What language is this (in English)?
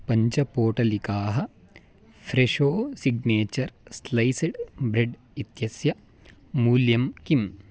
Sanskrit